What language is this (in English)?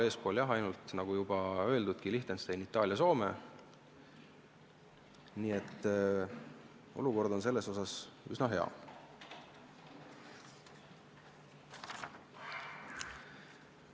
Estonian